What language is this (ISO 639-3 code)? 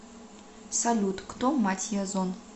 rus